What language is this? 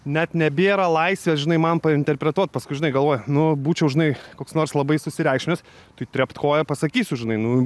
Lithuanian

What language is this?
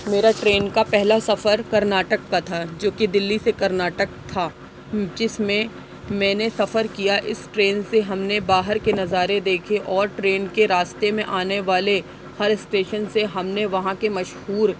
Urdu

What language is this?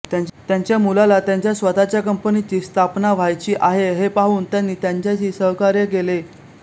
Marathi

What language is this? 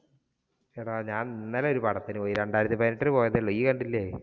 Malayalam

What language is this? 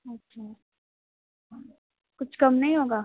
Urdu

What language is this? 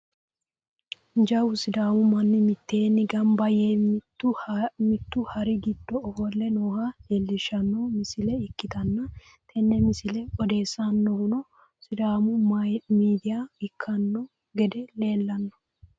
Sidamo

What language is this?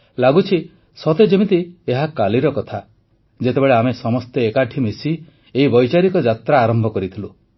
Odia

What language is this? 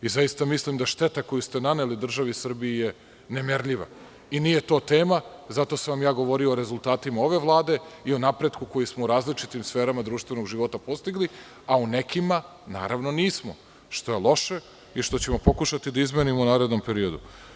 Serbian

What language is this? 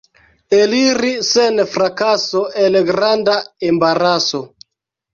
Esperanto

